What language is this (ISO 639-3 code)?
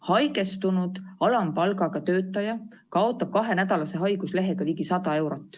est